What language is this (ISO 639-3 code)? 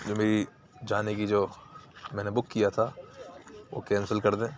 urd